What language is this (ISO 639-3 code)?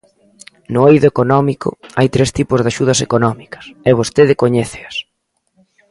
glg